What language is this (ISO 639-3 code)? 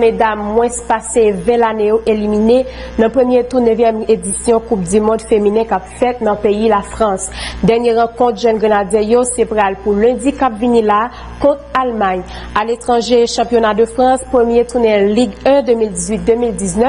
fra